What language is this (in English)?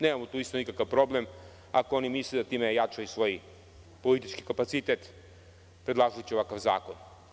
Serbian